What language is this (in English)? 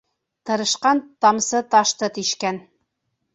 Bashkir